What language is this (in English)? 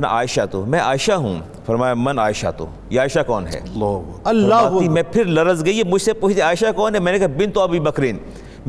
Urdu